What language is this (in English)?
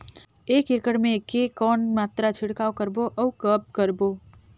Chhattisgarhi